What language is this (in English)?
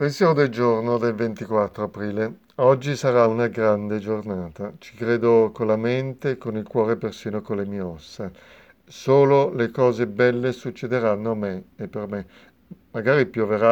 Italian